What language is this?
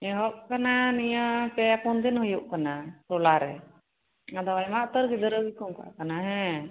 Santali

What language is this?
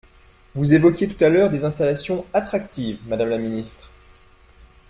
French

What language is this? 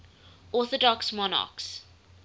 English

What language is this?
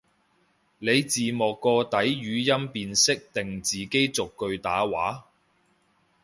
Cantonese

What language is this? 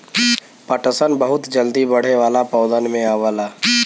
Bhojpuri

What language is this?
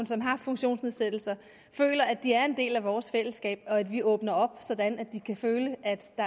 Danish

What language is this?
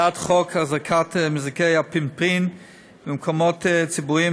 Hebrew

